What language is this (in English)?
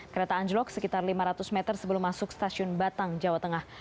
Indonesian